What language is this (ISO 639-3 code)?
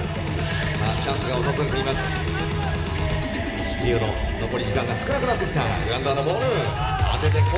jpn